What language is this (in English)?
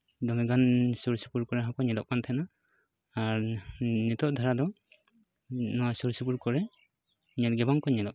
Santali